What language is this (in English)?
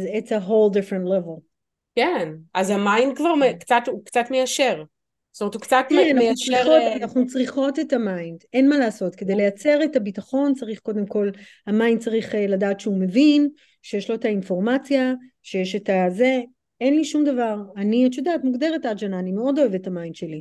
Hebrew